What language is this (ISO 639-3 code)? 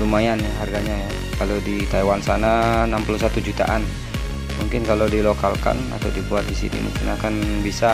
ind